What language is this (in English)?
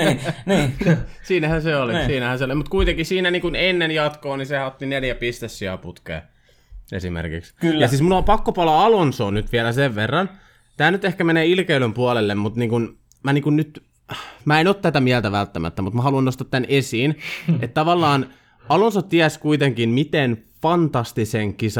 Finnish